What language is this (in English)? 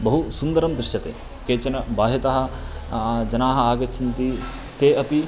Sanskrit